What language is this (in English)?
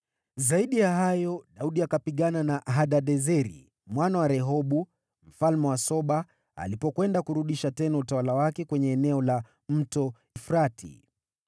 Swahili